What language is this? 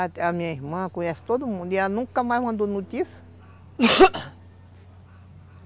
Portuguese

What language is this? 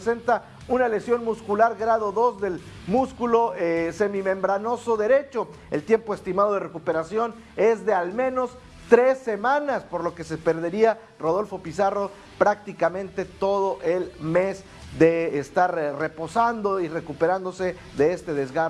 Spanish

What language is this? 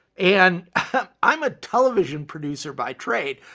English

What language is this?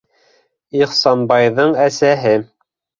Bashkir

